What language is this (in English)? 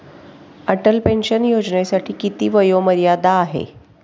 Marathi